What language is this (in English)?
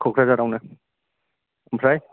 Bodo